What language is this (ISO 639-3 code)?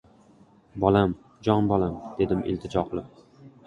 uzb